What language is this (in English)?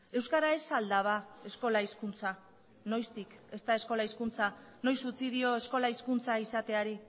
Basque